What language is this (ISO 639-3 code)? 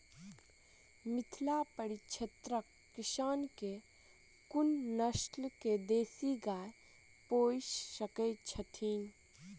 mai